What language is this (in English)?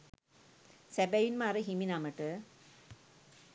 Sinhala